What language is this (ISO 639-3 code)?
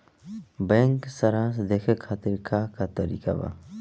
bho